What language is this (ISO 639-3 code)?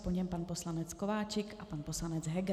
ces